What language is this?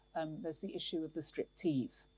English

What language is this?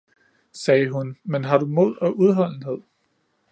Danish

